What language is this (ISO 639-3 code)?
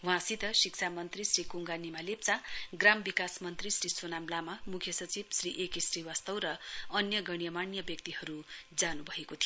nep